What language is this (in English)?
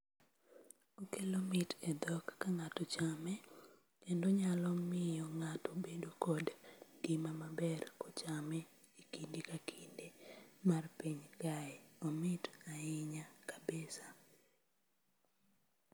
Luo (Kenya and Tanzania)